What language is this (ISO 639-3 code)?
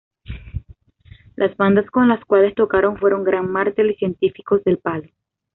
spa